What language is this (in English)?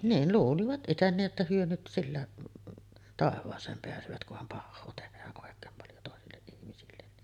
Finnish